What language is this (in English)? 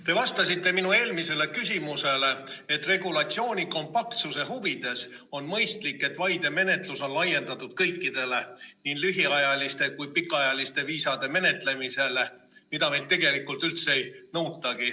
Estonian